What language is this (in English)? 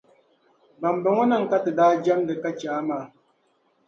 Dagbani